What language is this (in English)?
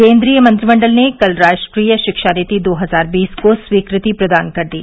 Hindi